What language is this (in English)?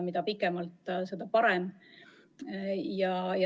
Estonian